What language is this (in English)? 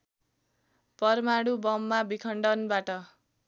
Nepali